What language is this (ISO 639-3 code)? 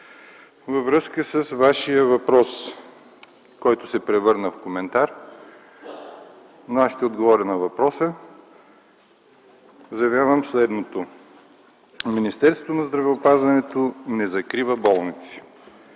bul